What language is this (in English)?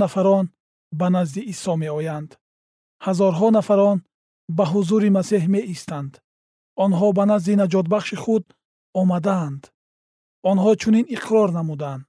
Persian